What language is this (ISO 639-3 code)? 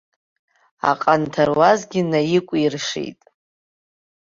abk